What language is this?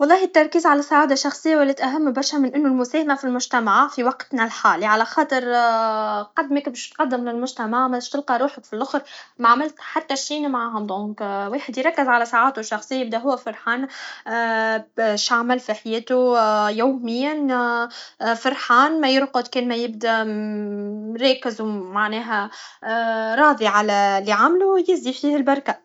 Tunisian Arabic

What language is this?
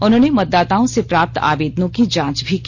Hindi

